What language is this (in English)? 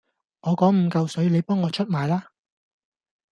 Cantonese